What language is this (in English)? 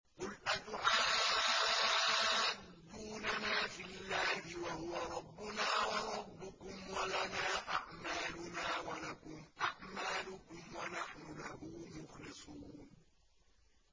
Arabic